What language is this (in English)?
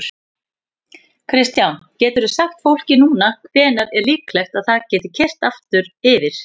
Icelandic